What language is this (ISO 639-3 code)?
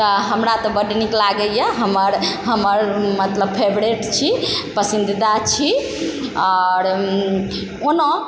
mai